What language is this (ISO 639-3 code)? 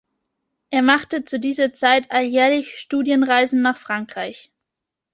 deu